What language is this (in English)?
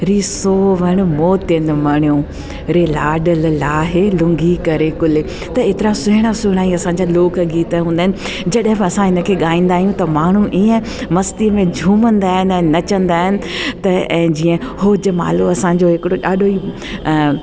Sindhi